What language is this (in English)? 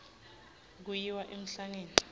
Swati